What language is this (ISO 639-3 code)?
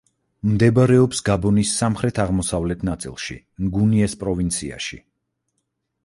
kat